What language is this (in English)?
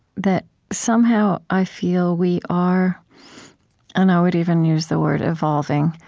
English